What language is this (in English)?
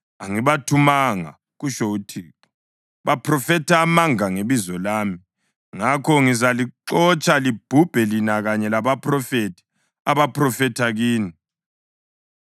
North Ndebele